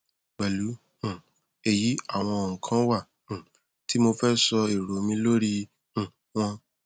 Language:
Yoruba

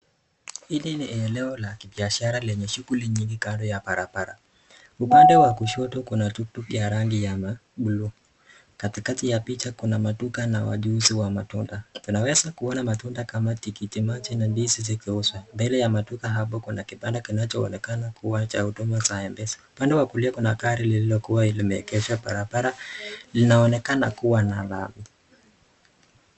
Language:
Swahili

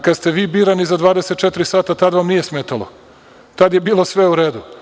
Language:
Serbian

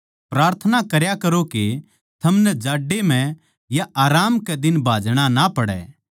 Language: Haryanvi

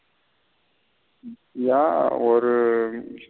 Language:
Tamil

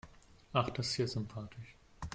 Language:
German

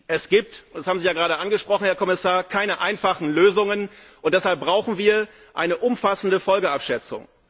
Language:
German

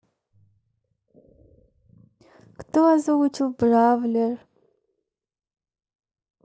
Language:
Russian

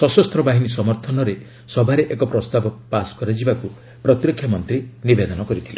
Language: Odia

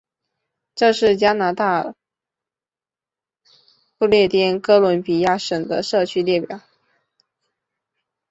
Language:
Chinese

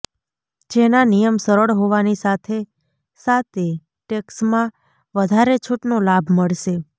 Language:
Gujarati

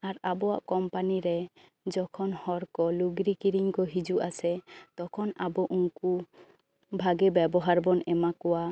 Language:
Santali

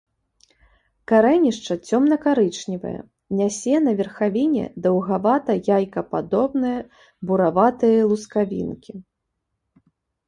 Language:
Belarusian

